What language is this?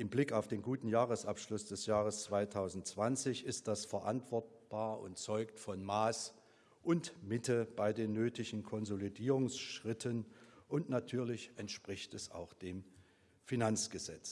German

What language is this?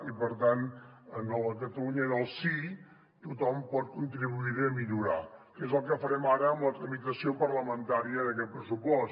Catalan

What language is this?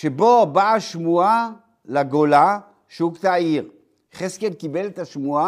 Hebrew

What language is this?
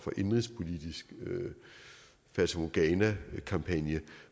Danish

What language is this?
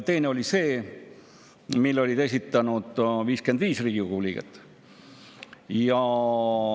Estonian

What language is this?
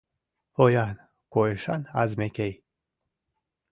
Mari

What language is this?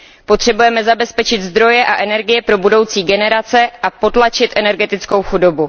Czech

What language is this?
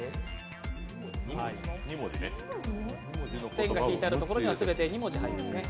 Japanese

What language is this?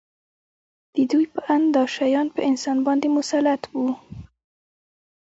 Pashto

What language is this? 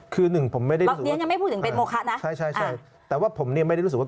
Thai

